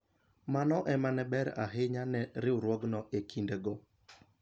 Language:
Luo (Kenya and Tanzania)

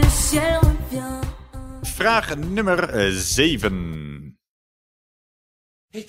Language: Dutch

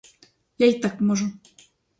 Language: Ukrainian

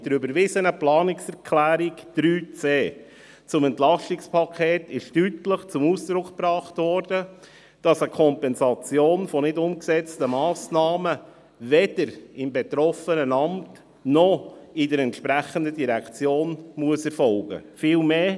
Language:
Swiss German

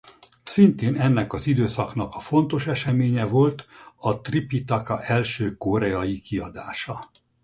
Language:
Hungarian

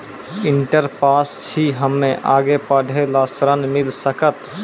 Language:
Maithili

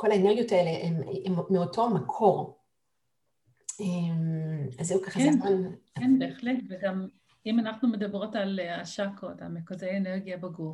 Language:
Hebrew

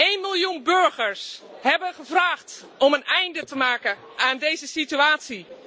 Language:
Dutch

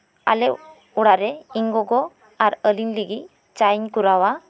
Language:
Santali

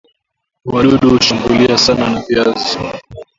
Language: Swahili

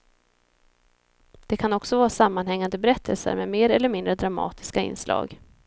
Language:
Swedish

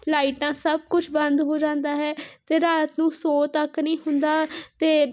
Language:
Punjabi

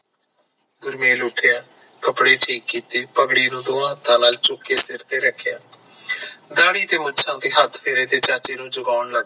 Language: Punjabi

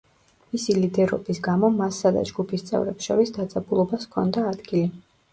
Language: Georgian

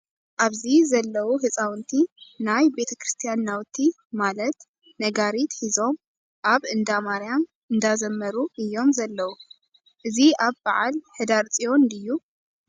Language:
Tigrinya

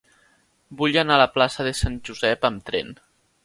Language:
Catalan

